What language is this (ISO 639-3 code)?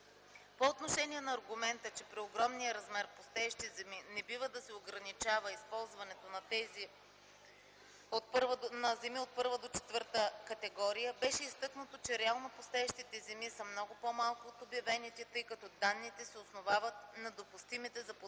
bul